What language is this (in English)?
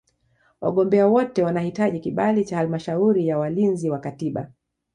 Swahili